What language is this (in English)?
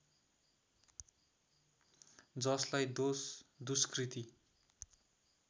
Nepali